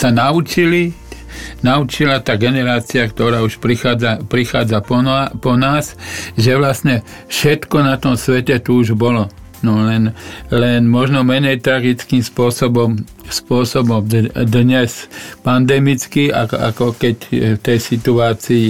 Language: Slovak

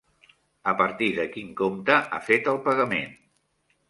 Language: Catalan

